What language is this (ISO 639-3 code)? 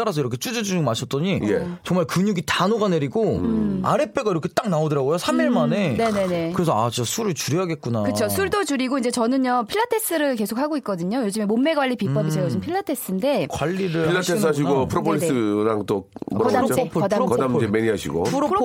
kor